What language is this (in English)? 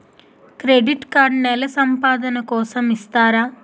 Telugu